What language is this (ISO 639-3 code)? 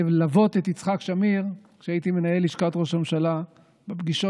heb